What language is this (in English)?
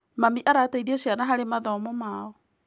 Kikuyu